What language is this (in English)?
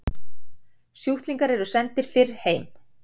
Icelandic